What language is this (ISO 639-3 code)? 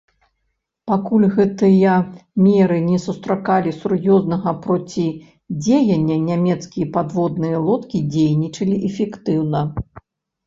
bel